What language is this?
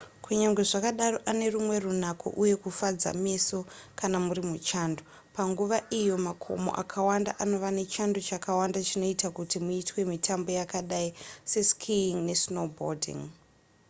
Shona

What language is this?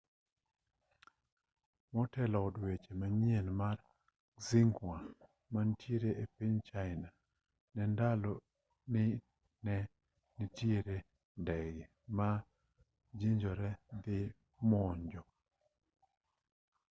Luo (Kenya and Tanzania)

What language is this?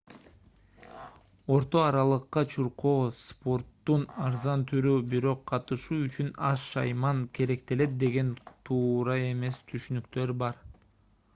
Kyrgyz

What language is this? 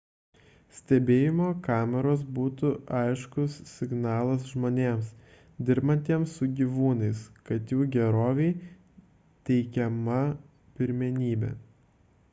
Lithuanian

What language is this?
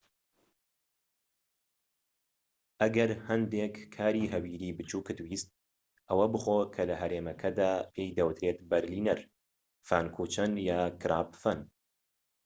Central Kurdish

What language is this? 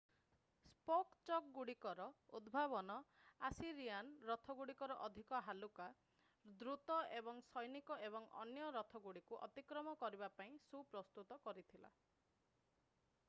Odia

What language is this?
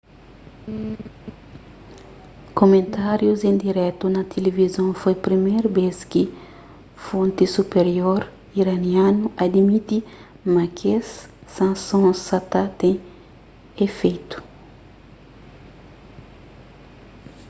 Kabuverdianu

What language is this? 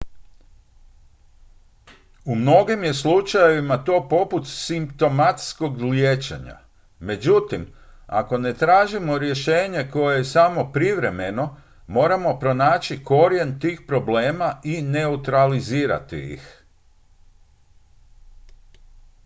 Croatian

